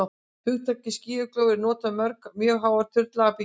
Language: Icelandic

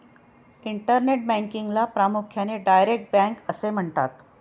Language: Marathi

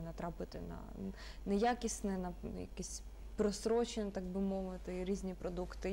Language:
Ukrainian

